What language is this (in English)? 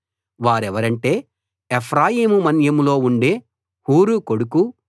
Telugu